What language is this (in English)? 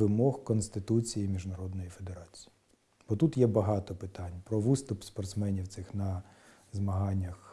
Ukrainian